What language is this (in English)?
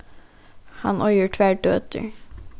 Faroese